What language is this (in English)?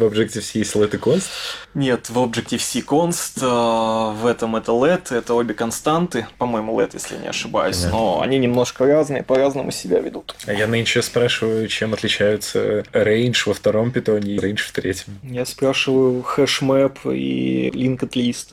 Russian